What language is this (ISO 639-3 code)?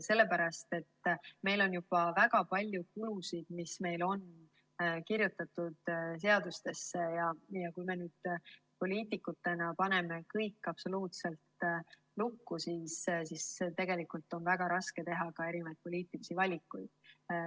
est